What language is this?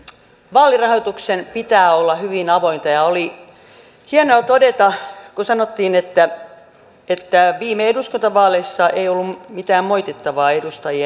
Finnish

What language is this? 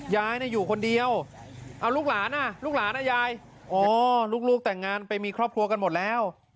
Thai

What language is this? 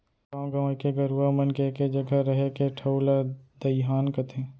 Chhattisgarhi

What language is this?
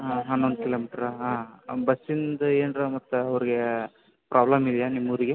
Kannada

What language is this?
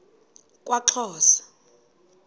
Xhosa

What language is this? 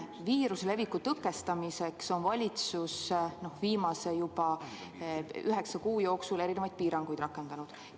Estonian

